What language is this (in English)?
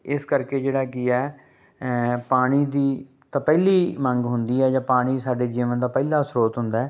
Punjabi